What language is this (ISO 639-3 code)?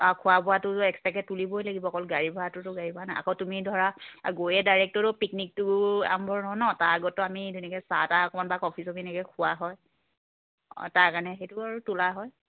asm